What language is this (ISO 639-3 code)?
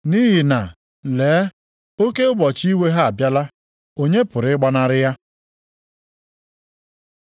ibo